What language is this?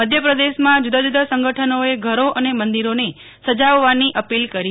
Gujarati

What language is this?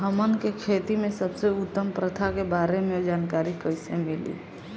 Bhojpuri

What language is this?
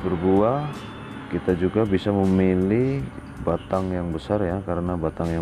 Indonesian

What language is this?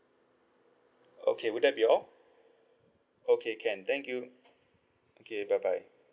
English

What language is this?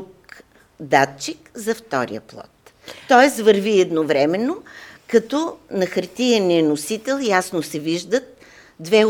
Bulgarian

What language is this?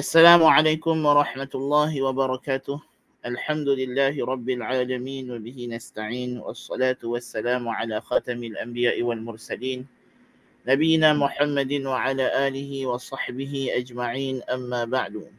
Malay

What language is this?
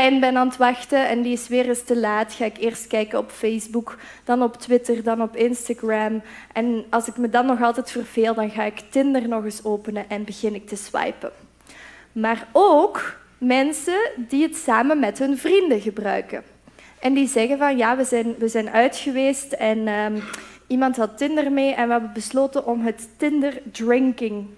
Dutch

